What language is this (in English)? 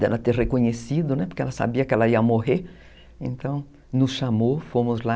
Portuguese